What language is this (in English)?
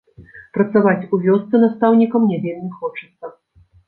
Belarusian